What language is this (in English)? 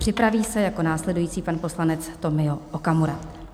Czech